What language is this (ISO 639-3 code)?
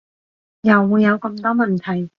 yue